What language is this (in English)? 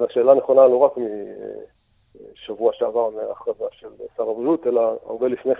Hebrew